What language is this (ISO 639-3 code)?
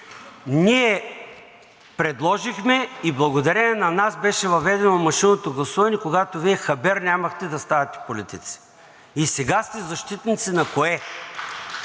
bul